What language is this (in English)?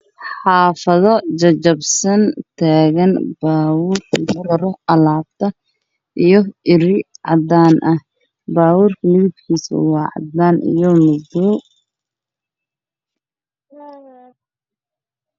Somali